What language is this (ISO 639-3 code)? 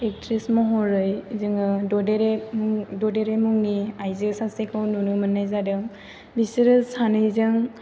brx